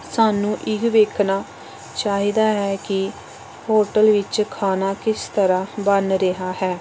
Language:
Punjabi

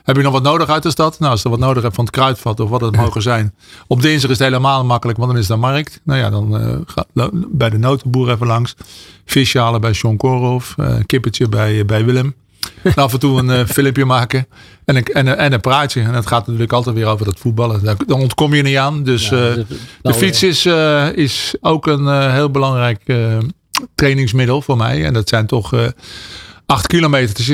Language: Dutch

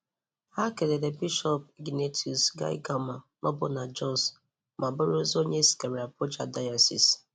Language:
Igbo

